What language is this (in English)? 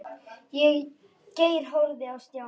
Icelandic